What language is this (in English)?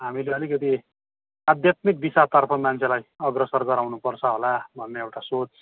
Nepali